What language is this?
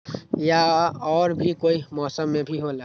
Magahi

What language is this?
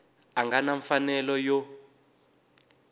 Tsonga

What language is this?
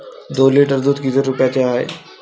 Marathi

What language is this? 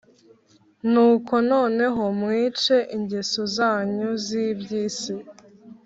Kinyarwanda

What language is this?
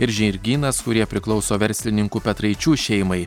Lithuanian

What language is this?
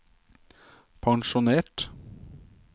Norwegian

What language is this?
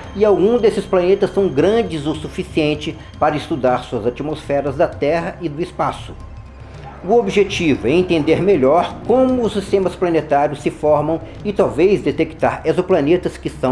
Portuguese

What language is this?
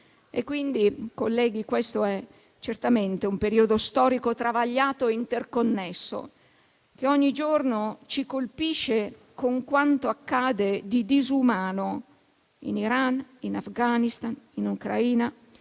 Italian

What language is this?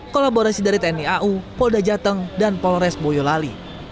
Indonesian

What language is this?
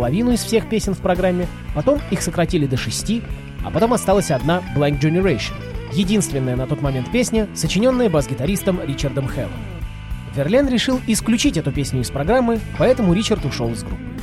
Russian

